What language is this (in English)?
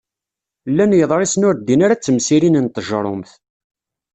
Kabyle